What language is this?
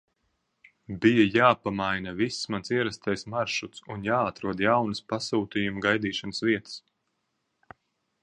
Latvian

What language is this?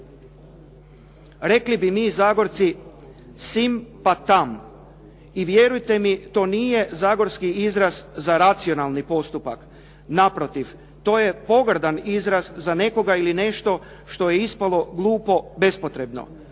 Croatian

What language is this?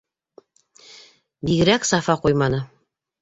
Bashkir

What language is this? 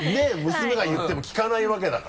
Japanese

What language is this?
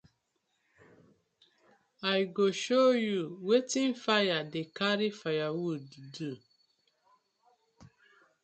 Nigerian Pidgin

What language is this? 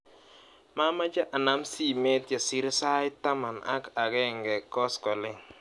Kalenjin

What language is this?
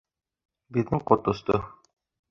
Bashkir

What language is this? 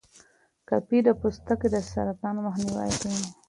Pashto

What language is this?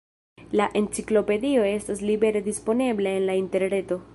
Esperanto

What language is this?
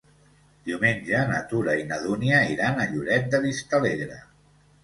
Catalan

